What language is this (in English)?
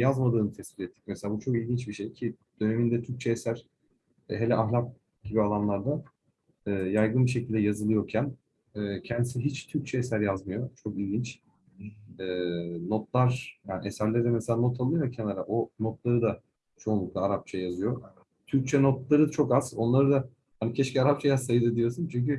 Turkish